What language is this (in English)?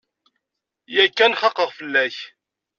Kabyle